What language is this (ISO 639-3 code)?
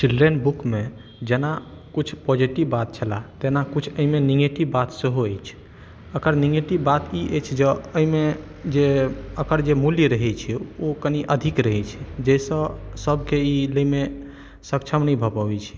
mai